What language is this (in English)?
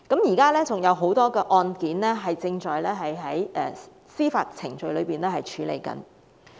Cantonese